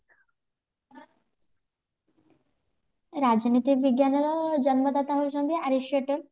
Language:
Odia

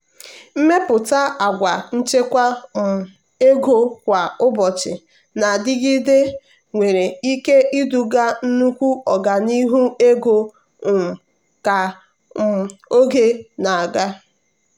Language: Igbo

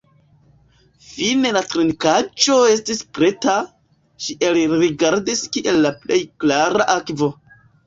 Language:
Esperanto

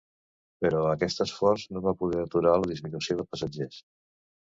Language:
Catalan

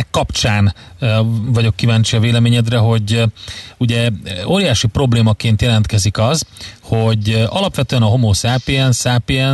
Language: Hungarian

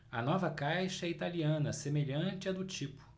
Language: Portuguese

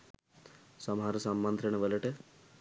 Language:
Sinhala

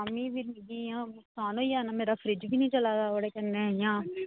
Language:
Dogri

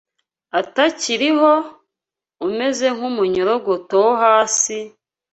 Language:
Kinyarwanda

